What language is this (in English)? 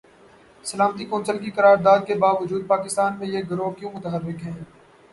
Urdu